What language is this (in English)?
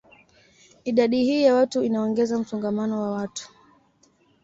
Swahili